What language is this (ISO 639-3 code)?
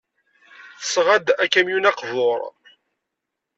kab